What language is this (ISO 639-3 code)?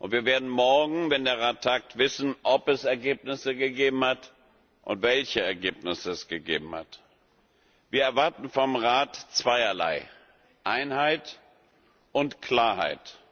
deu